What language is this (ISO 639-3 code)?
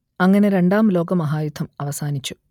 mal